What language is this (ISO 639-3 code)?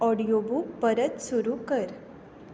kok